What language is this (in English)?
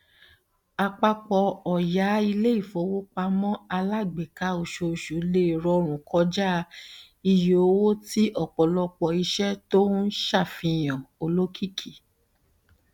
Yoruba